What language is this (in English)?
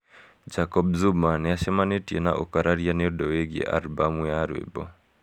Kikuyu